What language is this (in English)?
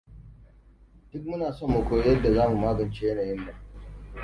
Hausa